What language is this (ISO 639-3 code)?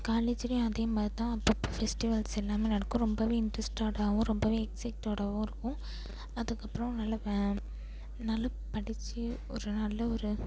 tam